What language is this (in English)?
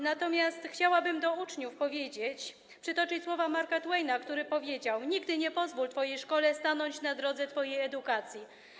Polish